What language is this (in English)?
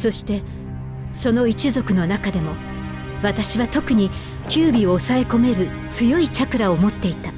Japanese